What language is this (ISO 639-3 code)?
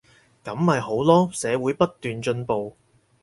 yue